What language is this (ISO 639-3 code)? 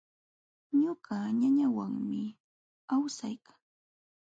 qxw